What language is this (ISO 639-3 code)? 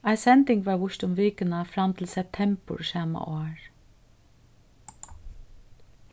fao